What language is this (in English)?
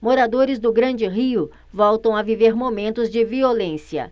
Portuguese